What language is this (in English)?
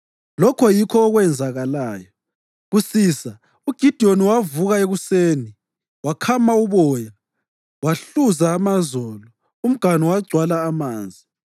North Ndebele